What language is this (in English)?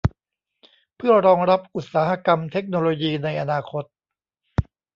Thai